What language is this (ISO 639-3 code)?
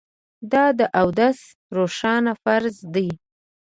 pus